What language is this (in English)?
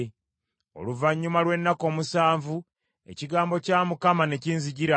Ganda